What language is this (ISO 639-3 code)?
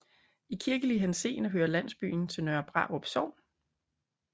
dan